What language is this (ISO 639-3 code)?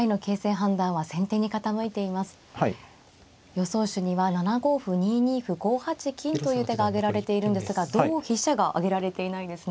jpn